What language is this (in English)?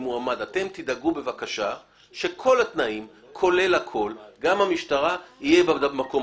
Hebrew